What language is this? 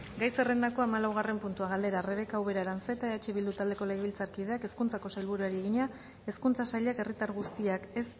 Basque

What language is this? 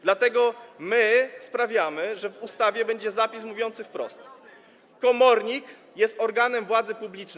Polish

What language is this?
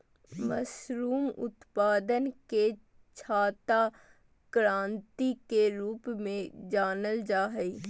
Magahi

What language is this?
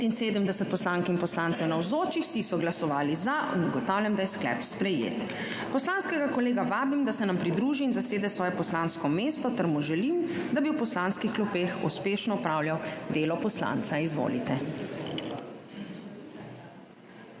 Slovenian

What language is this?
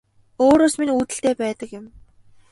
Mongolian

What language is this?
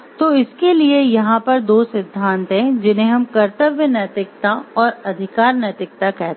Hindi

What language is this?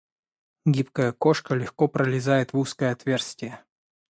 Russian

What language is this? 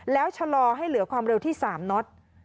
Thai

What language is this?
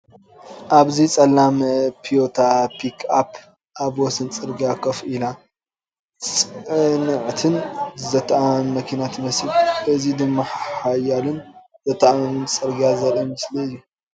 Tigrinya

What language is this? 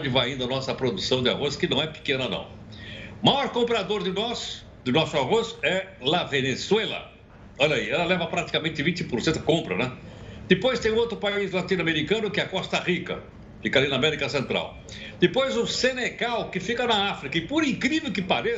Portuguese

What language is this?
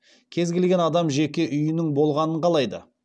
Kazakh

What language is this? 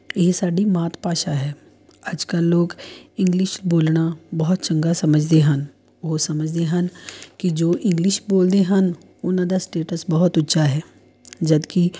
Punjabi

